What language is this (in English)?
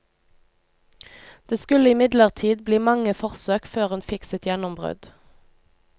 Norwegian